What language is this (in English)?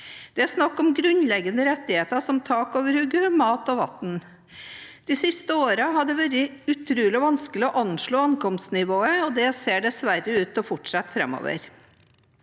Norwegian